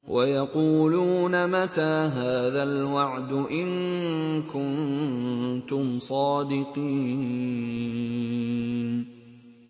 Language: Arabic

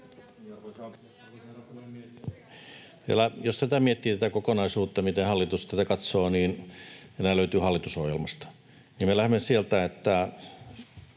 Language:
Finnish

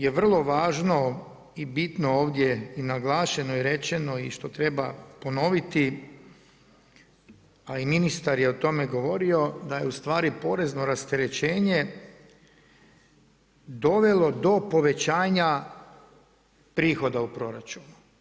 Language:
Croatian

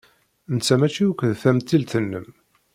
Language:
Kabyle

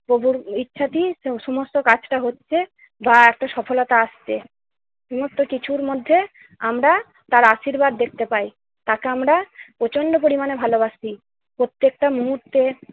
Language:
Bangla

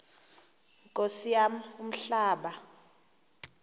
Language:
Xhosa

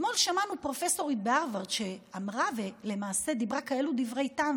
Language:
Hebrew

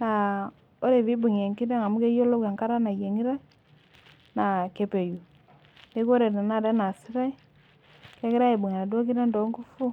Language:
Masai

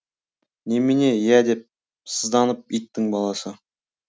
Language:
Kazakh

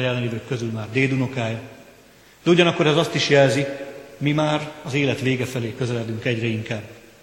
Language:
Hungarian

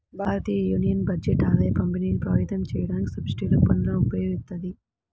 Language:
Telugu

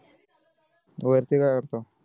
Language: Marathi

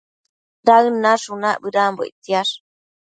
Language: Matsés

